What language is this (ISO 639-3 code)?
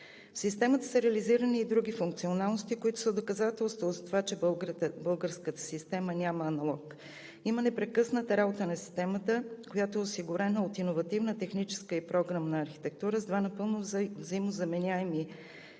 bul